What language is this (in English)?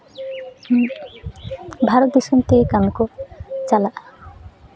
Santali